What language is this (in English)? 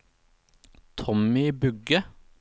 Norwegian